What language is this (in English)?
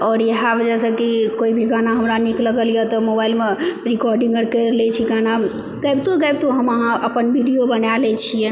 Maithili